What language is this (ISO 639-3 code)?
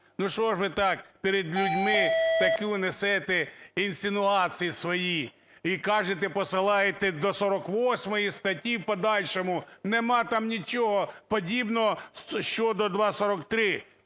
ukr